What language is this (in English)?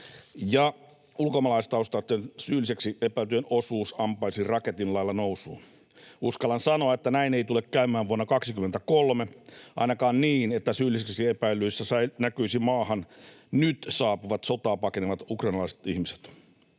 Finnish